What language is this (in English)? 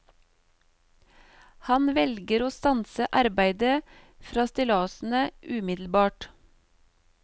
Norwegian